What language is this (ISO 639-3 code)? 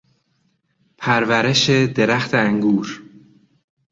fas